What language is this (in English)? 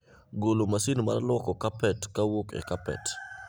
Luo (Kenya and Tanzania)